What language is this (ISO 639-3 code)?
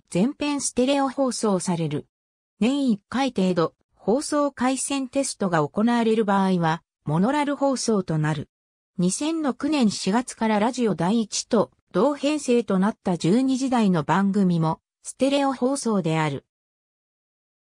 jpn